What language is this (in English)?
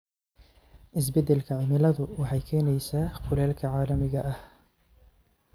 Somali